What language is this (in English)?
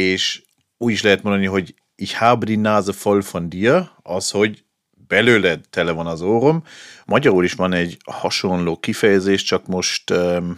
Hungarian